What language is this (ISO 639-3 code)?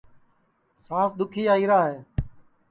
ssi